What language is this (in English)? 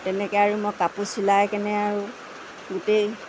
Assamese